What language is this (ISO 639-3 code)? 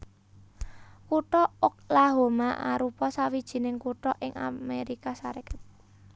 jav